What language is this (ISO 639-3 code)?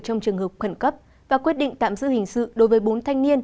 vie